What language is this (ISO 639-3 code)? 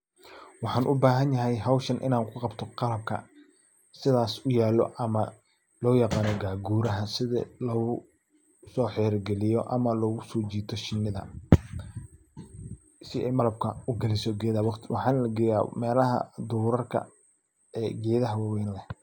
som